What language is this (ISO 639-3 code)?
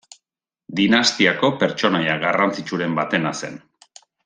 eus